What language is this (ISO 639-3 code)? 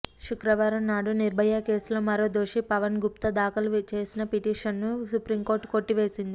tel